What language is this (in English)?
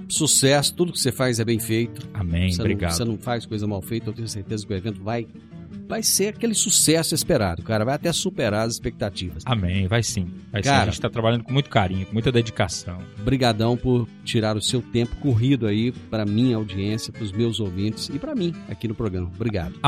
Portuguese